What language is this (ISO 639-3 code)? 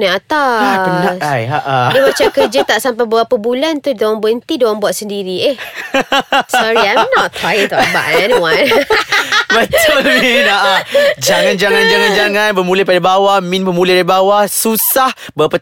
msa